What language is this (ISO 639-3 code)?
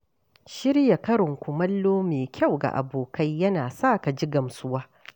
hau